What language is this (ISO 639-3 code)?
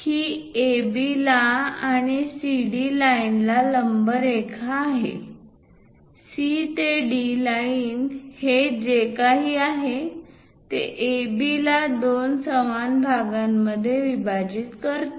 mar